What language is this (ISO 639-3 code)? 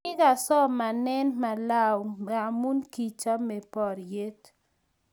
kln